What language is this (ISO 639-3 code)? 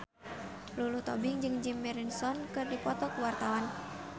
sun